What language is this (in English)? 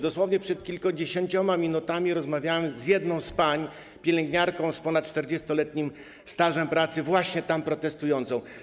Polish